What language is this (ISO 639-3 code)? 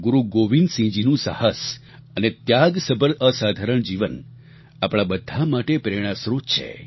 guj